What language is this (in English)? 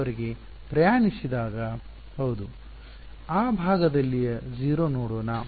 Kannada